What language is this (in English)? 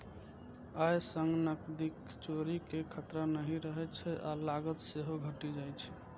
Maithili